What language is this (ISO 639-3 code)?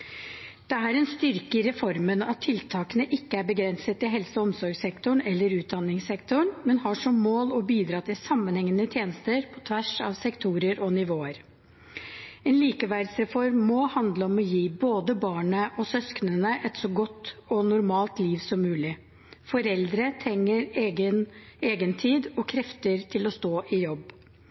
nob